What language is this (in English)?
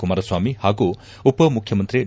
Kannada